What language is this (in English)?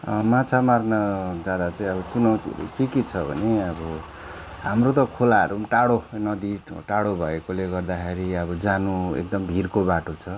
Nepali